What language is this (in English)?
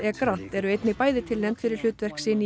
Icelandic